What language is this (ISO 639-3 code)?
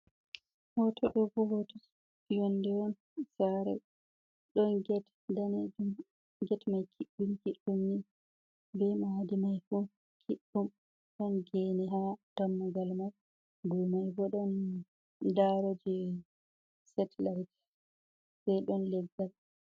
ful